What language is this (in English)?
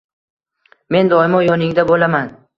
Uzbek